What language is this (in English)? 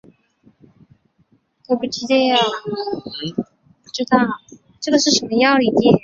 Chinese